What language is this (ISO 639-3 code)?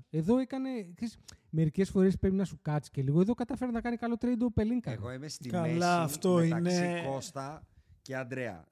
ell